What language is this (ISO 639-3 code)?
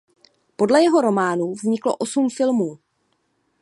ces